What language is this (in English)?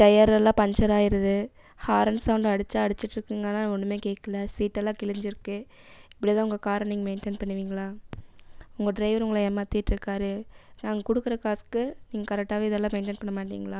Tamil